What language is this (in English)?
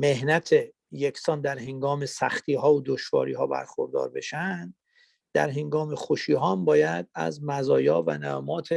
Persian